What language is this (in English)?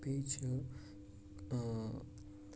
Kashmiri